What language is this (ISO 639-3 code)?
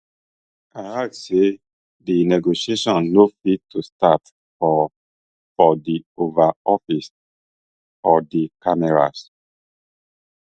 pcm